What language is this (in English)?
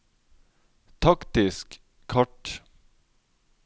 Norwegian